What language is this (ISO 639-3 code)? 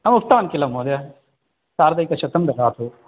san